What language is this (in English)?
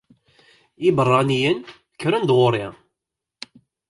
Kabyle